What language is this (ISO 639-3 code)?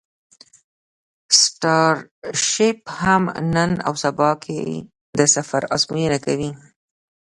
pus